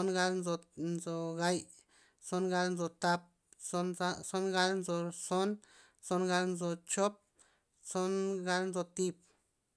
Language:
Loxicha Zapotec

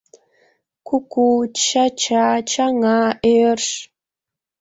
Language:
Mari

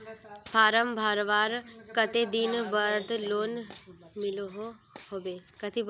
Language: Magahi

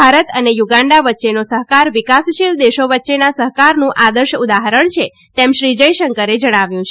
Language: Gujarati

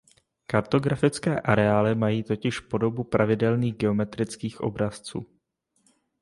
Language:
Czech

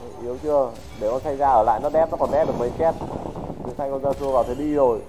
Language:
Vietnamese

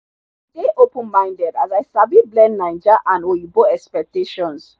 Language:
Nigerian Pidgin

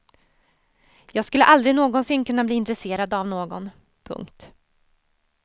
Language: Swedish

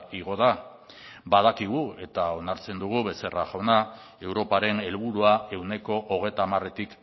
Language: Basque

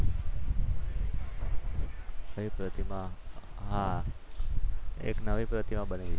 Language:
Gujarati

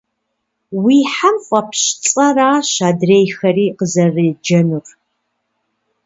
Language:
Kabardian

